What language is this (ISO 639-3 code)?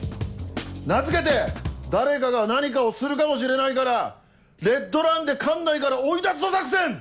jpn